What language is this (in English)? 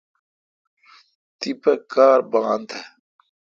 Kalkoti